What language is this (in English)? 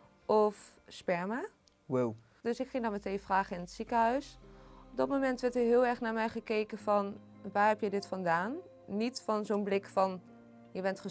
Dutch